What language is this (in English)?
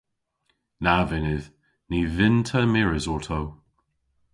Cornish